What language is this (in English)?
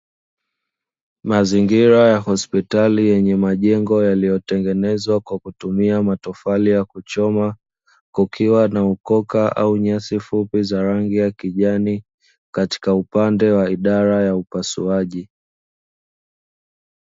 Swahili